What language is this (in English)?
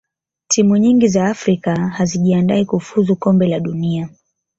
Swahili